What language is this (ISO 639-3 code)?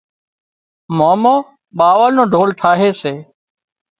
kxp